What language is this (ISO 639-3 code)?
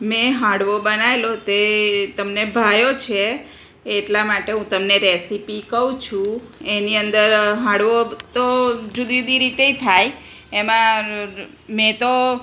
guj